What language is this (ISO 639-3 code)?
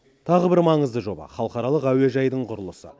kaz